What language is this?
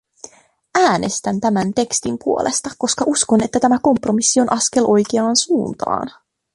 Finnish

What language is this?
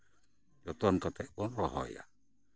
Santali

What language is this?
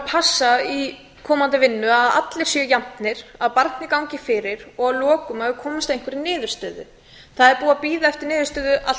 Icelandic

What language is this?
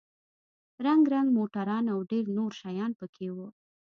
Pashto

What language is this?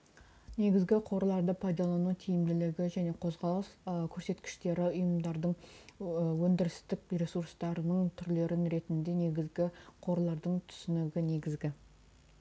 Kazakh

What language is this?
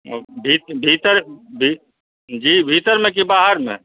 Maithili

